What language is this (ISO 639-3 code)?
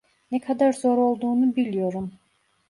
tur